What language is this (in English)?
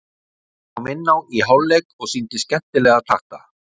Icelandic